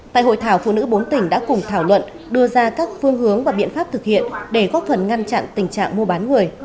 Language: Vietnamese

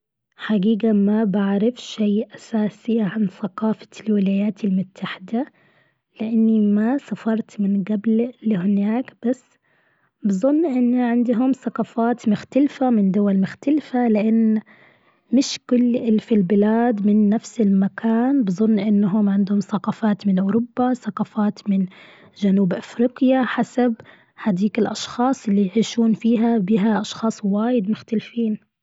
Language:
Gulf Arabic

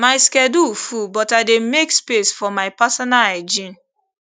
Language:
Nigerian Pidgin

